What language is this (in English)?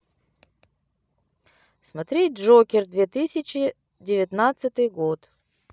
Russian